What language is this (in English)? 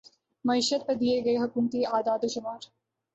Urdu